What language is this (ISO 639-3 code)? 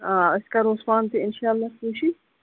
kas